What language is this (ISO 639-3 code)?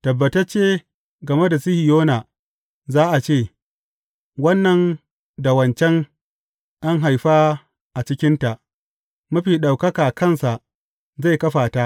hau